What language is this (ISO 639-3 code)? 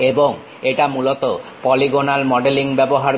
ben